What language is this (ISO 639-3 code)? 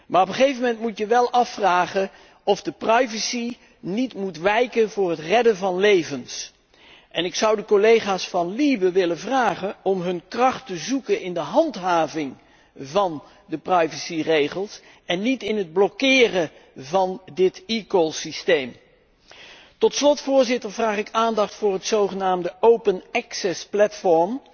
nld